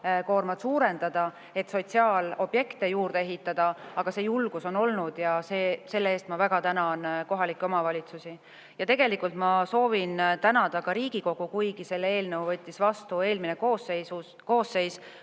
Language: Estonian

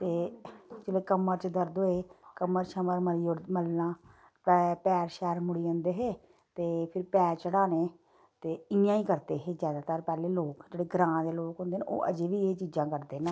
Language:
Dogri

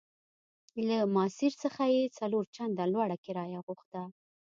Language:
Pashto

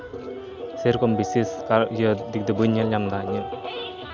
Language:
Santali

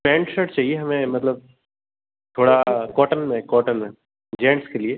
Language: Hindi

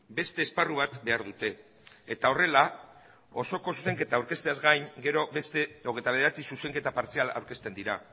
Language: Basque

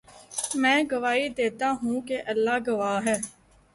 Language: Urdu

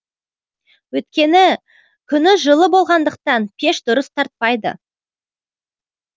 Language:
Kazakh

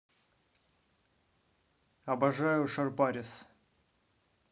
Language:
Russian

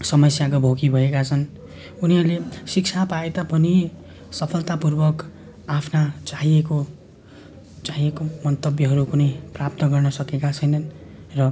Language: Nepali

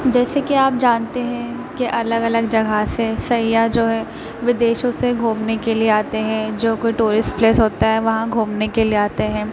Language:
Urdu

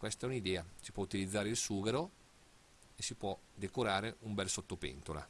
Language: Italian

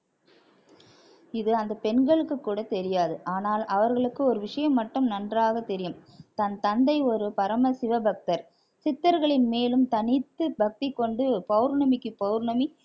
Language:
Tamil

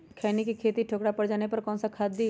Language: Magahi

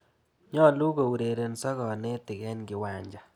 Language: Kalenjin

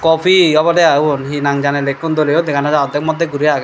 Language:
Chakma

